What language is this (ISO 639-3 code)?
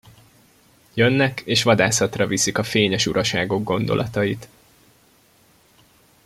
hun